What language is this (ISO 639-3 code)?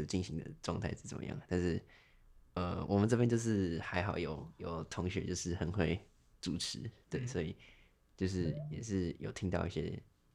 zho